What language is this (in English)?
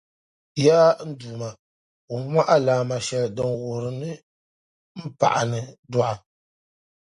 Dagbani